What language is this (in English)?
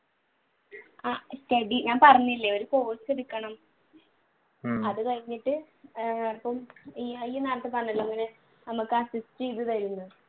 Malayalam